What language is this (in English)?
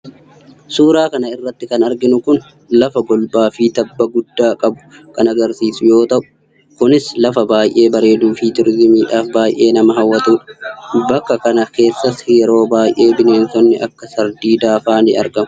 Oromo